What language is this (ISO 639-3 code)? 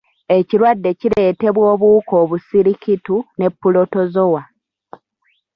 lug